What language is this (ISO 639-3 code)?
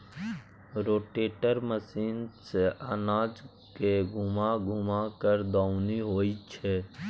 mai